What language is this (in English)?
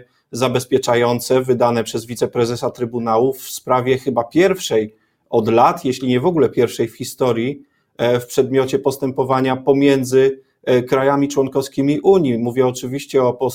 Polish